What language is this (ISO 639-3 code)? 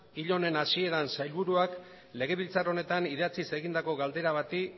eus